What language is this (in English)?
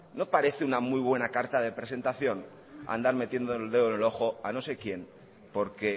Spanish